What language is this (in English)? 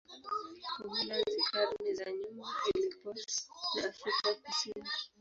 Swahili